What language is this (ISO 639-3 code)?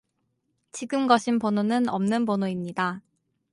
kor